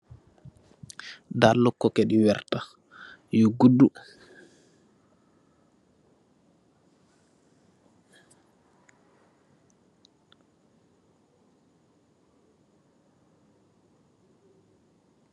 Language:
Wolof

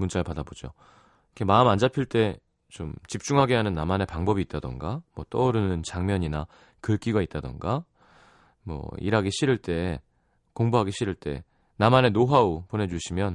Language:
Korean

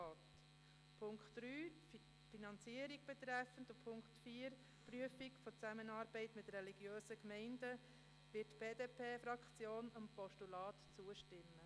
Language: Swiss German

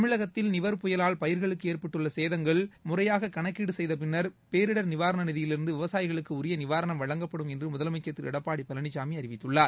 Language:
Tamil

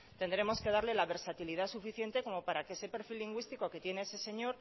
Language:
Spanish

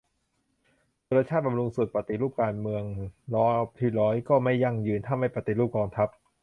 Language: Thai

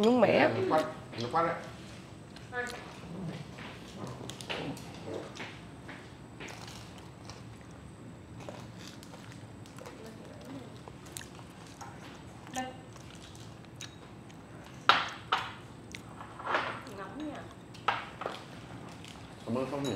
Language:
Vietnamese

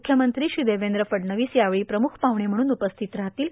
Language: Marathi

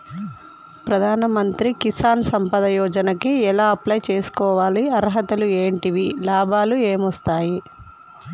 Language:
Telugu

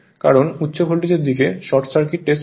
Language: Bangla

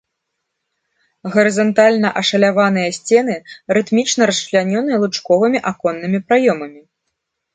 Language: Belarusian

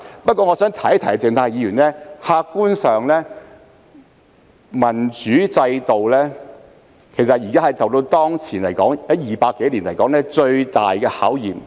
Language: Cantonese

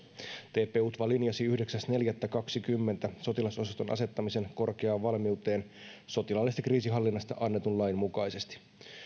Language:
Finnish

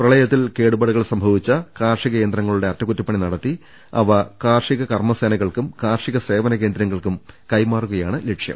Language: Malayalam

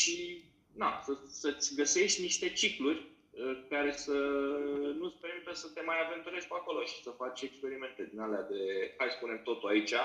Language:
Romanian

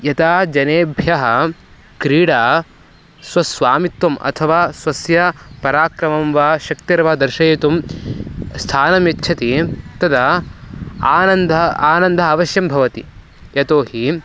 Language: Sanskrit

